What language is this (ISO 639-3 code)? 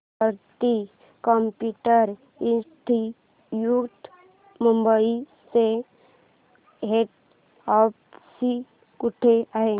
mar